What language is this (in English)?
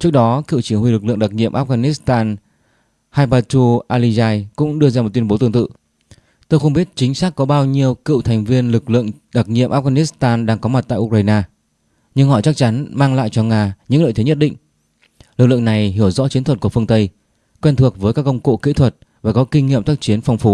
Vietnamese